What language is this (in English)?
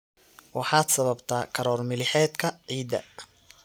Somali